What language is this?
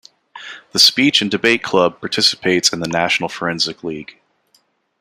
English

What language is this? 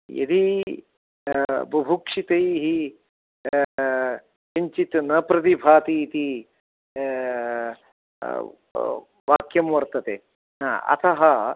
Sanskrit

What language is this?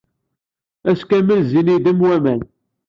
Kabyle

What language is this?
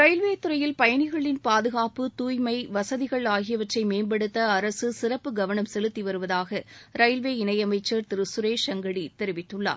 Tamil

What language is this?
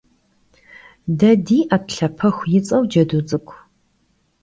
Kabardian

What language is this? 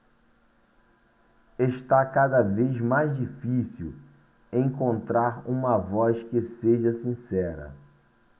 Portuguese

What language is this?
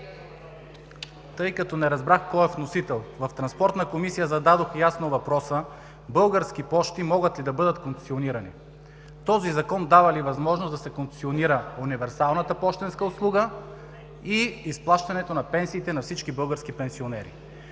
Bulgarian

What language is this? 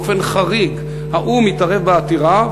Hebrew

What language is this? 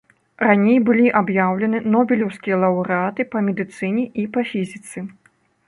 Belarusian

